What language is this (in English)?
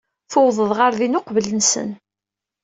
Kabyle